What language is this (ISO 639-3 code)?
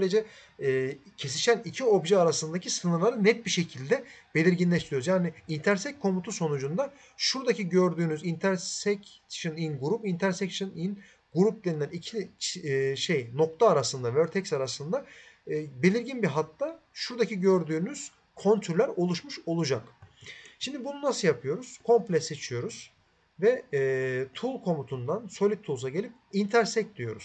tur